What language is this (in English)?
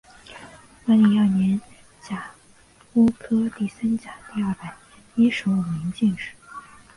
Chinese